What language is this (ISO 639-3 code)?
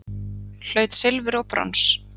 isl